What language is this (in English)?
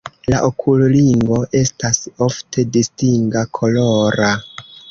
Esperanto